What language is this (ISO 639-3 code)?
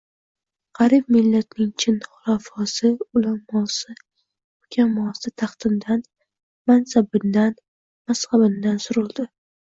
uzb